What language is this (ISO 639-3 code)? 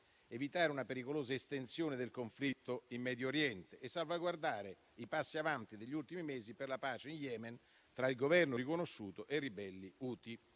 ita